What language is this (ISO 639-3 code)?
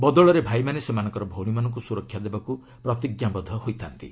ori